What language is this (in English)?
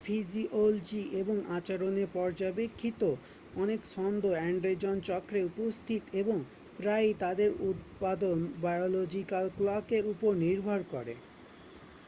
Bangla